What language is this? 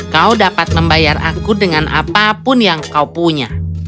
Indonesian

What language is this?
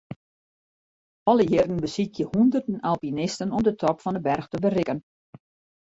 Western Frisian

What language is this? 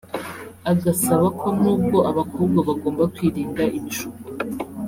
Kinyarwanda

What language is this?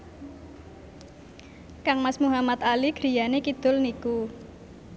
Javanese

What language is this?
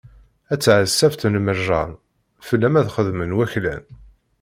Kabyle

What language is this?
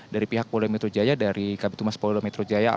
Indonesian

